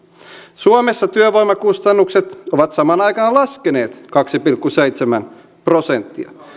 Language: Finnish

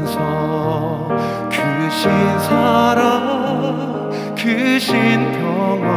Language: Korean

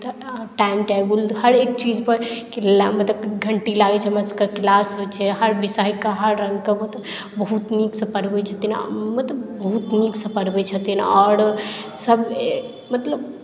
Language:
Maithili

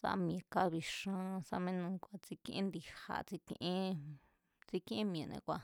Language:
Mazatlán Mazatec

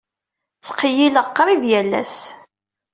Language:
Kabyle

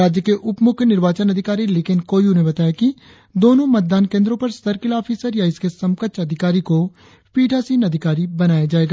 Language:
Hindi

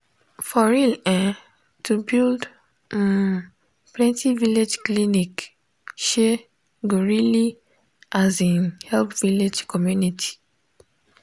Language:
Nigerian Pidgin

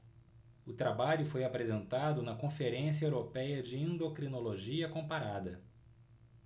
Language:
Portuguese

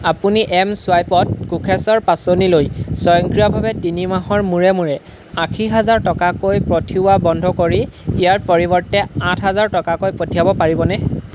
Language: Assamese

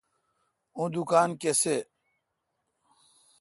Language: Kalkoti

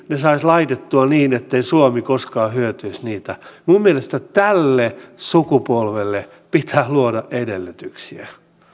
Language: Finnish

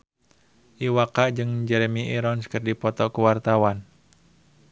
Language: Sundanese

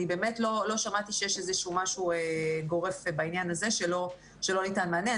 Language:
Hebrew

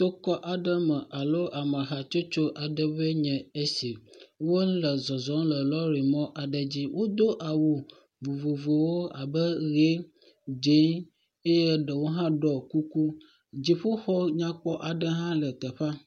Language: Ewe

